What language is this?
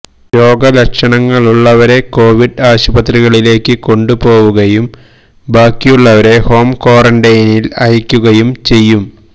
Malayalam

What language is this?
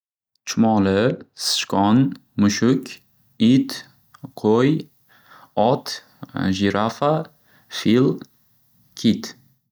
Uzbek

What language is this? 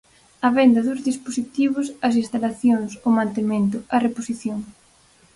Galician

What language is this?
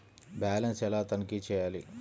Telugu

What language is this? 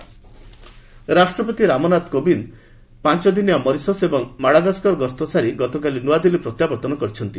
Odia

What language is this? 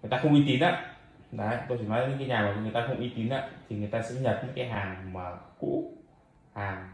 Vietnamese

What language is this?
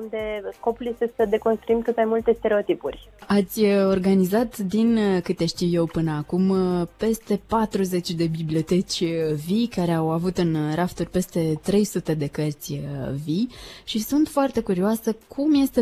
Romanian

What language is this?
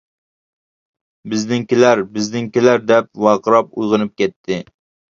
Uyghur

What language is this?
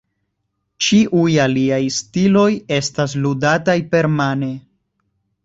Esperanto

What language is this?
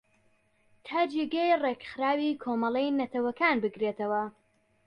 Central Kurdish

